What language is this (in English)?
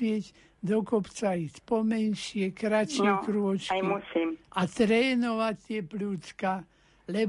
Slovak